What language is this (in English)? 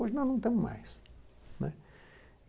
Portuguese